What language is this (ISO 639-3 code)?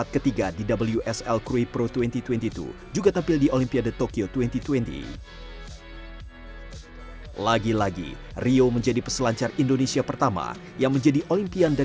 ind